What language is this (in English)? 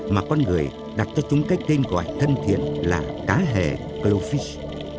Vietnamese